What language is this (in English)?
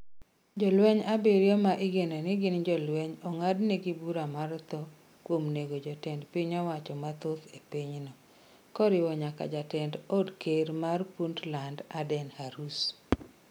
Luo (Kenya and Tanzania)